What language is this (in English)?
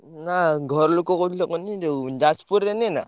Odia